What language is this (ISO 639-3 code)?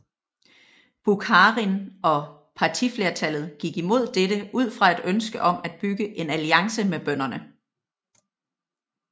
dan